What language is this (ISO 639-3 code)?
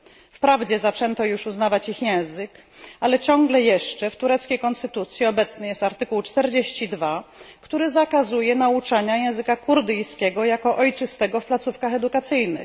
pol